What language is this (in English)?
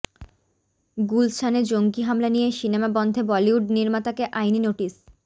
Bangla